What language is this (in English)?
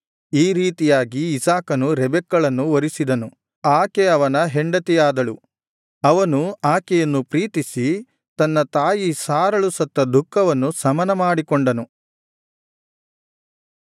Kannada